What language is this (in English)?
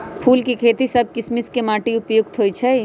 Magahi